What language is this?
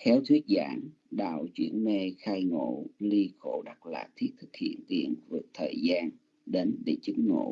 Vietnamese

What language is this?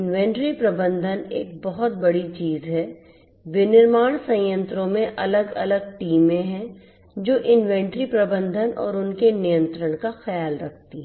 Hindi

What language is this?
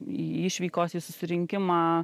Lithuanian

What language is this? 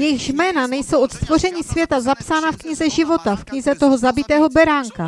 Czech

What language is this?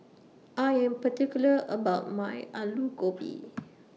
English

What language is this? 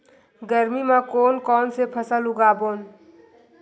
Chhattisgarhi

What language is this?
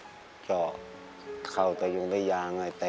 Thai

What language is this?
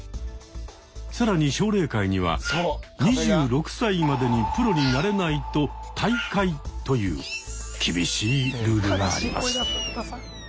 Japanese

